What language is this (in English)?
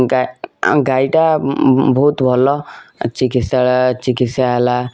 Odia